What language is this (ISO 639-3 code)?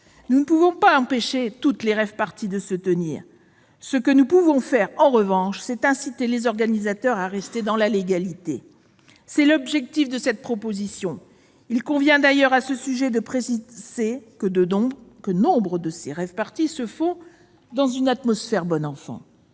fra